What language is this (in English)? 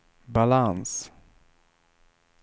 Swedish